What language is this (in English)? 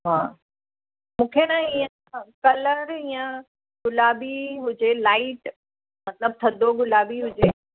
Sindhi